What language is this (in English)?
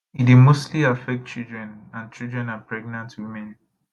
Nigerian Pidgin